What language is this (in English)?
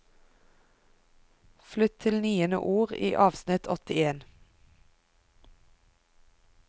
Norwegian